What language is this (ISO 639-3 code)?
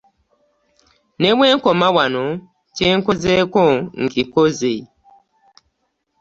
lug